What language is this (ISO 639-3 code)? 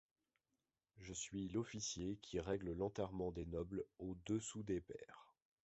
fra